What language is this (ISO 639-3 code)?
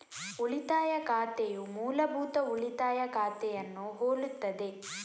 kan